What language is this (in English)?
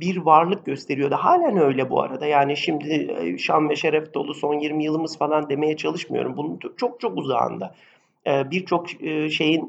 Turkish